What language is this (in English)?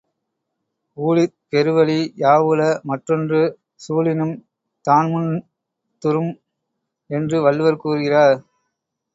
Tamil